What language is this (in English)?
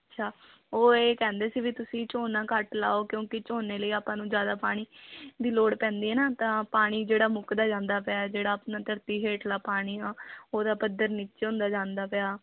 Punjabi